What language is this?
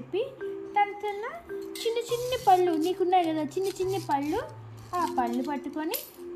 Telugu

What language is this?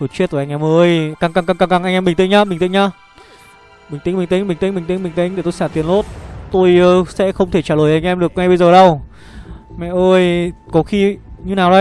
Vietnamese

